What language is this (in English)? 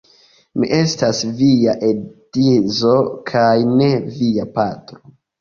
Esperanto